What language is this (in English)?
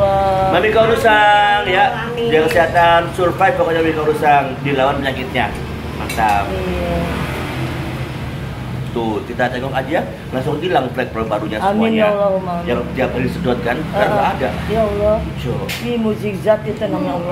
Indonesian